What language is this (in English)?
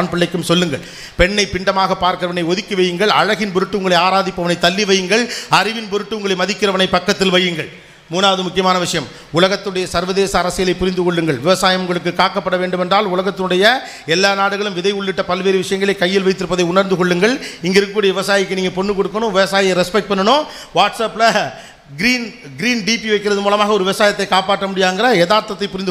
Romanian